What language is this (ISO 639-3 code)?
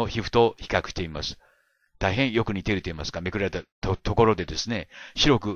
jpn